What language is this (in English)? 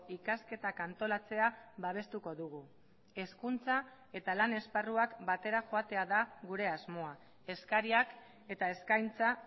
Basque